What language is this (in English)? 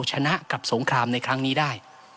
Thai